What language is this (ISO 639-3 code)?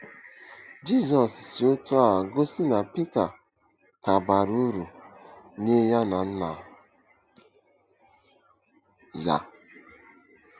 ibo